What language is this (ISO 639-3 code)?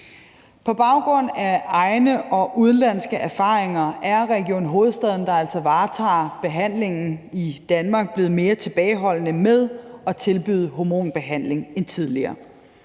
dan